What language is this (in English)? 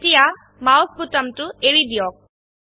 Assamese